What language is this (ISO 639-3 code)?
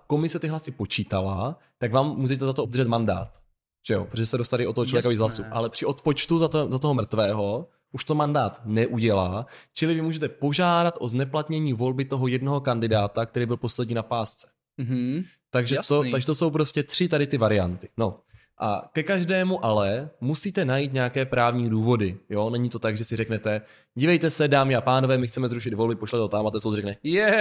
ces